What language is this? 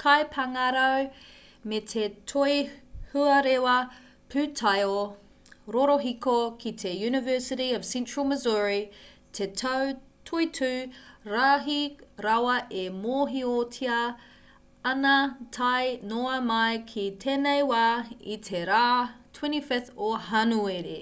Māori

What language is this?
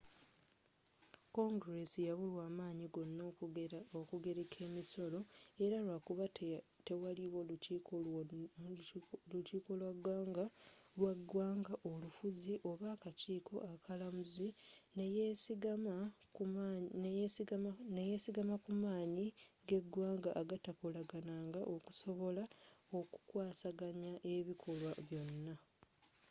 Ganda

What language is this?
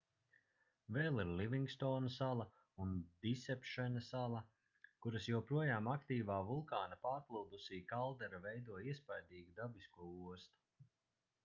Latvian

